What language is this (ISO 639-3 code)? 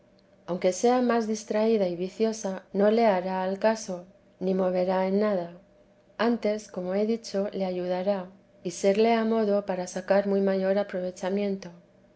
spa